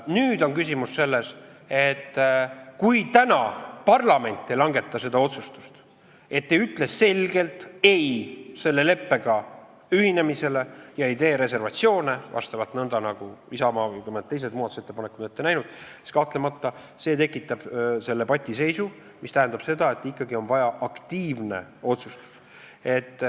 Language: Estonian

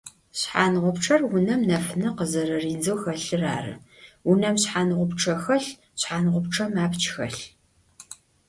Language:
Adyghe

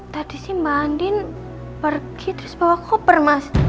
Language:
Indonesian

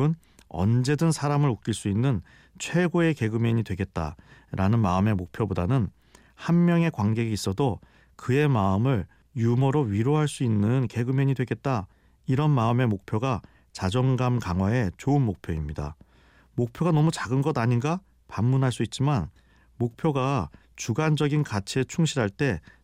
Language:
Korean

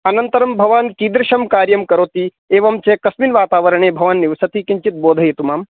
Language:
Sanskrit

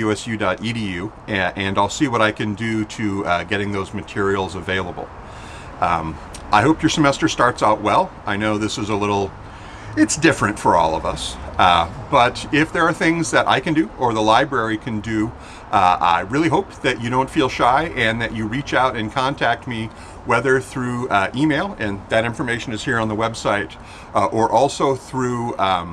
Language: English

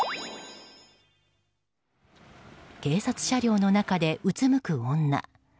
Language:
Japanese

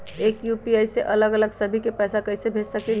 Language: Magahi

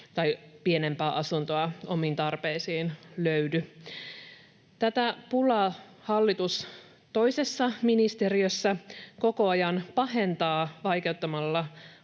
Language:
Finnish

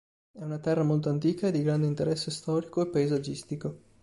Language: Italian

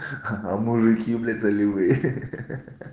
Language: Russian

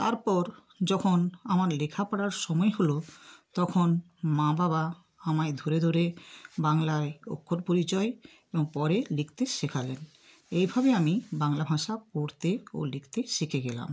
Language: Bangla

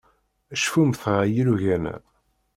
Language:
Kabyle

